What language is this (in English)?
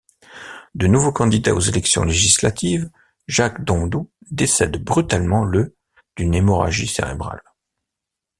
French